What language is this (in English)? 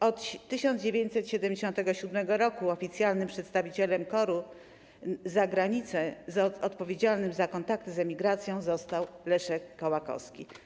Polish